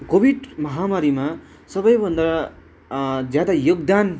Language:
Nepali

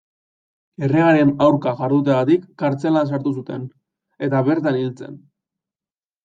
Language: Basque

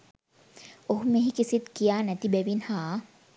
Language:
Sinhala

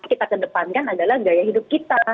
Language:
Indonesian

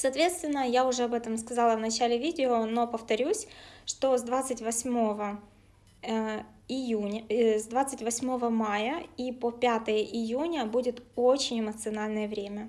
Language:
Russian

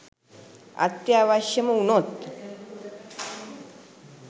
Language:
Sinhala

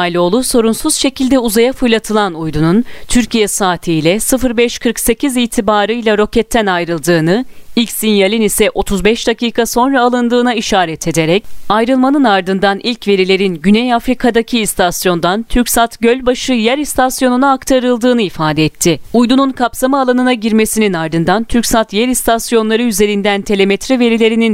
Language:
Turkish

